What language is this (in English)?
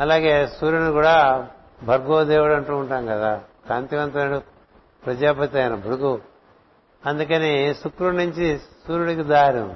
Telugu